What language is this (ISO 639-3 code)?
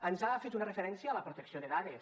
cat